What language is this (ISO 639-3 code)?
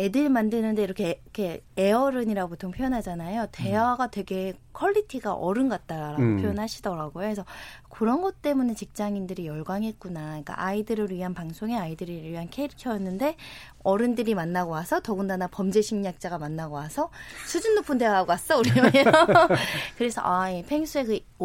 kor